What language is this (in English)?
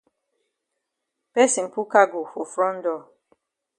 Cameroon Pidgin